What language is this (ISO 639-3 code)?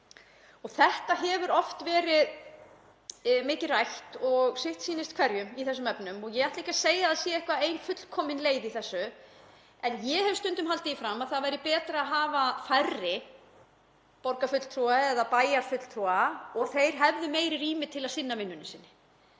isl